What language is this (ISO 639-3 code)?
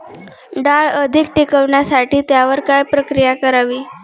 mar